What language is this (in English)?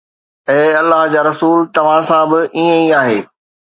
Sindhi